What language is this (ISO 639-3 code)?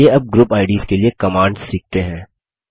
hin